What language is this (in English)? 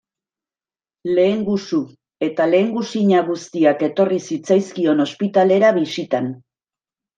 Basque